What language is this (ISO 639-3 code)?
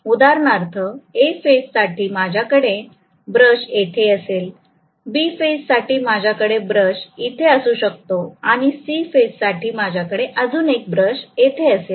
mar